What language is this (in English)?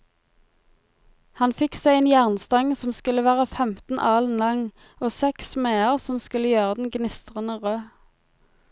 Norwegian